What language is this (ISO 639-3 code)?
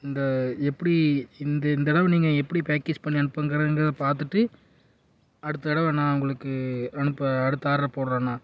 tam